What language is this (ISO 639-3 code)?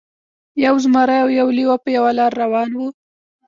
pus